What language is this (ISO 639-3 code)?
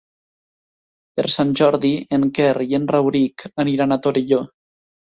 cat